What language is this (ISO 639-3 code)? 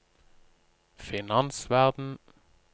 nor